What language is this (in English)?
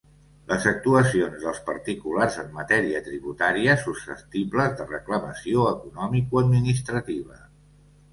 Catalan